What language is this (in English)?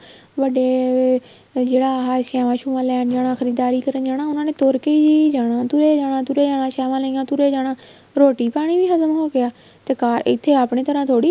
Punjabi